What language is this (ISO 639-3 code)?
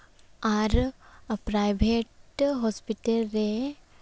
sat